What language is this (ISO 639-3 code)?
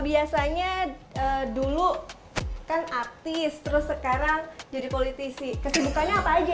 ind